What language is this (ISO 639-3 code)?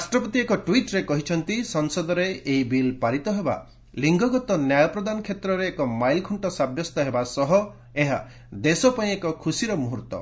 ori